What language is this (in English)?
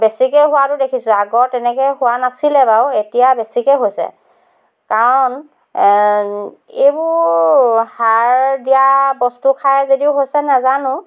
Assamese